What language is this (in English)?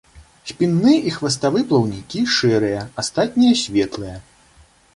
Belarusian